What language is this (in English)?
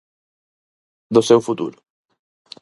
Galician